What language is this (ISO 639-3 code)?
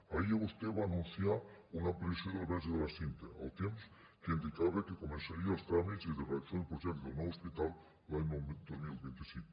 cat